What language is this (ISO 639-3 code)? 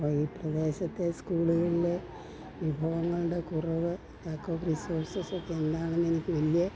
mal